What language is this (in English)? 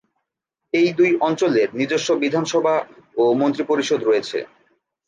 Bangla